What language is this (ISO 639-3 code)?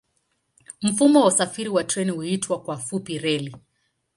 swa